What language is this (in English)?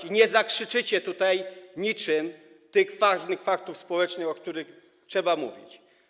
Polish